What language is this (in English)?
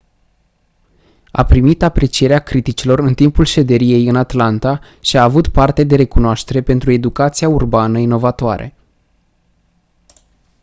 Romanian